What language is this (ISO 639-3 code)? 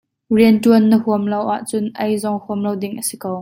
cnh